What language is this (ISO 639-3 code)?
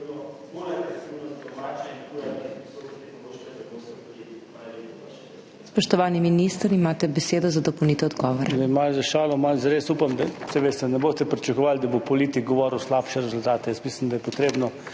slv